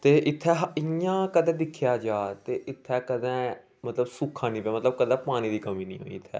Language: Dogri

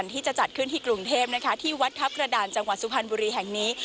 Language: Thai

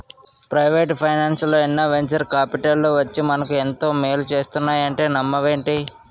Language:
Telugu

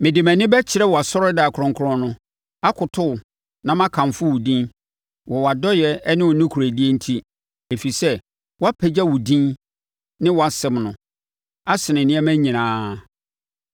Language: Akan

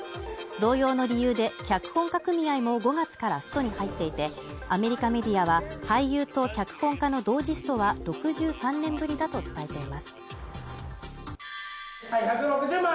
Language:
Japanese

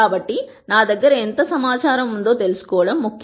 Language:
Telugu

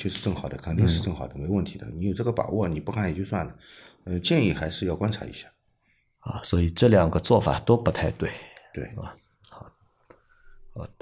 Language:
Chinese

